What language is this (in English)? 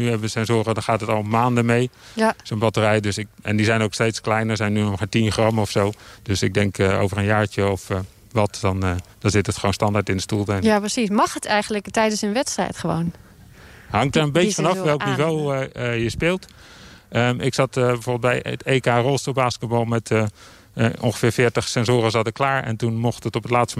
Dutch